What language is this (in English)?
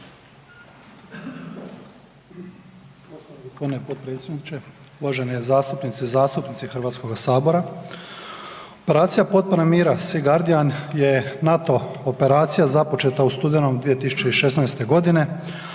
Croatian